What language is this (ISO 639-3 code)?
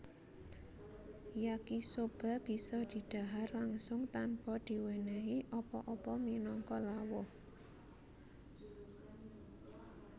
jav